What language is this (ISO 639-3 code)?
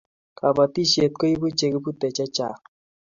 kln